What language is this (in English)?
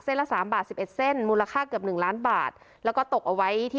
Thai